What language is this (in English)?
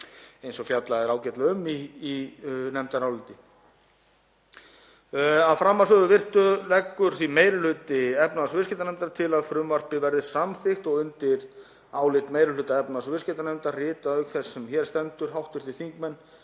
Icelandic